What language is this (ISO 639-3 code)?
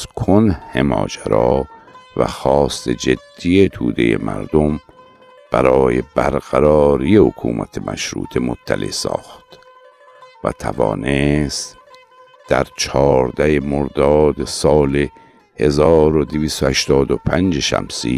fas